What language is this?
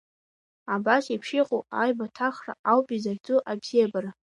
Abkhazian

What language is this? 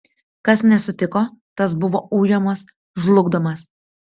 Lithuanian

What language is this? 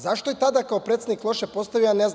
Serbian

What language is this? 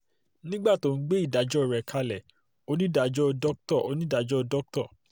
Yoruba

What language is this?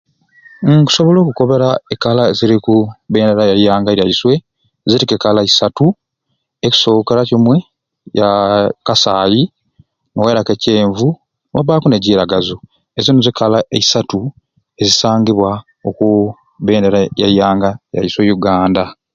Ruuli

